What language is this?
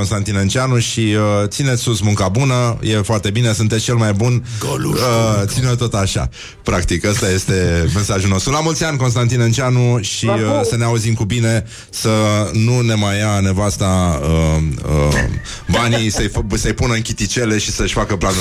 Romanian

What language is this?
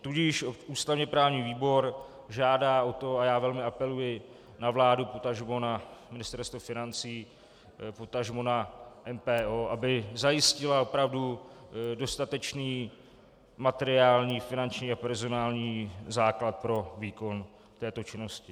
Czech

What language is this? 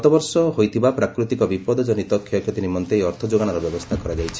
Odia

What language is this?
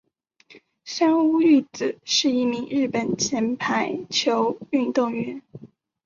Chinese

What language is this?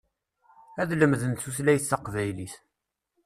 Kabyle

